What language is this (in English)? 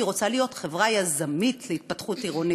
Hebrew